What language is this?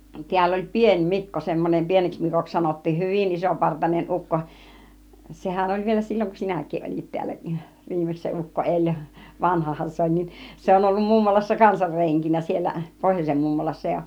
Finnish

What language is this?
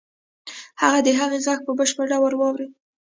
Pashto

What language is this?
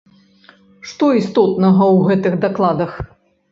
Belarusian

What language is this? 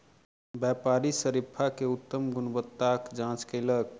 Maithili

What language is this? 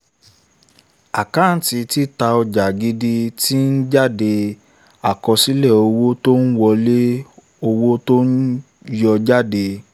Yoruba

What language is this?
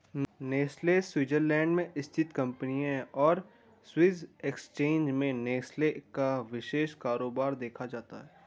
Hindi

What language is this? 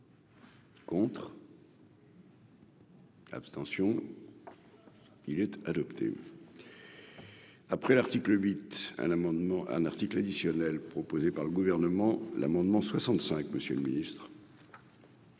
French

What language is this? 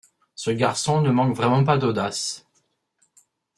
French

